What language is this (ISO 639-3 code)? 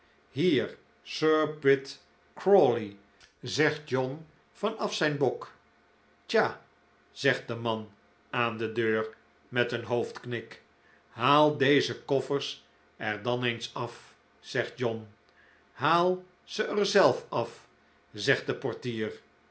nld